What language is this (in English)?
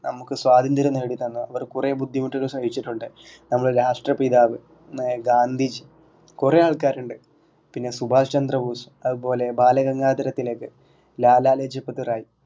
Malayalam